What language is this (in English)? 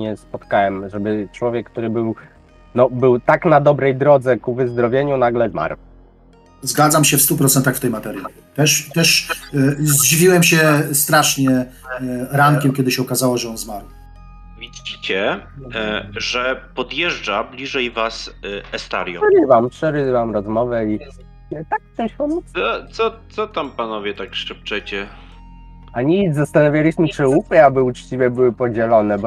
Polish